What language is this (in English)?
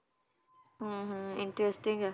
Punjabi